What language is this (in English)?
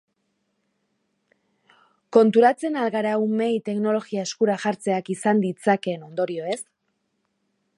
Basque